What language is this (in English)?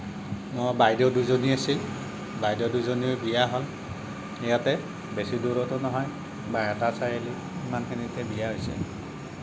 Assamese